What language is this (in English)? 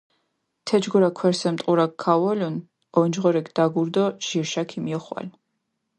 Mingrelian